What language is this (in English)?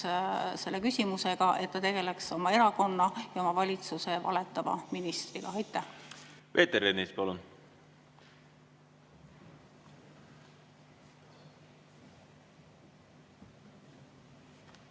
Estonian